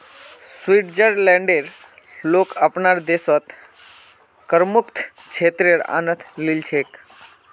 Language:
Magahi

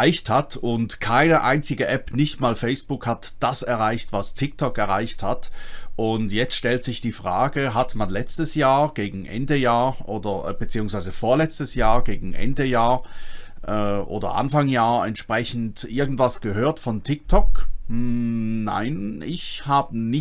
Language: German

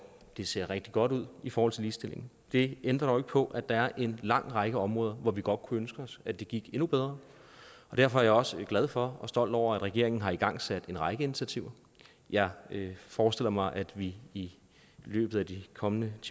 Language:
Danish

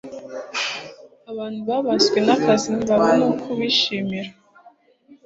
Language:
Kinyarwanda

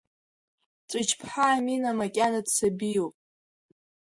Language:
Abkhazian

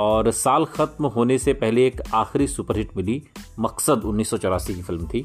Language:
Hindi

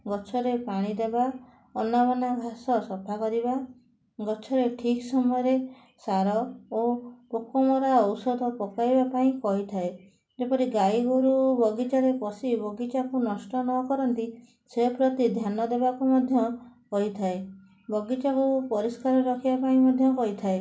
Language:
Odia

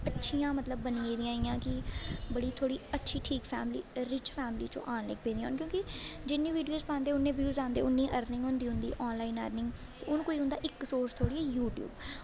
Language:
Dogri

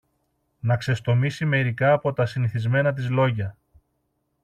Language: Greek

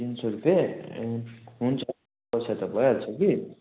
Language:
Nepali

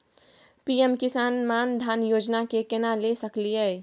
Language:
Maithili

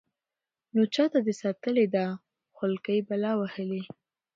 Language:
Pashto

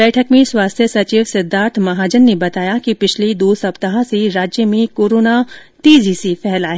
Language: Hindi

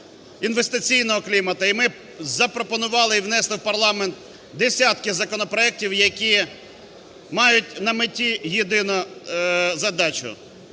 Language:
Ukrainian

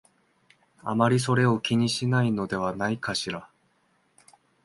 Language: Japanese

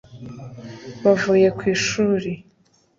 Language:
Kinyarwanda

